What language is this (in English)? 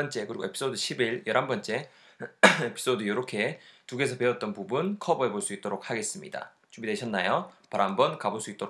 Korean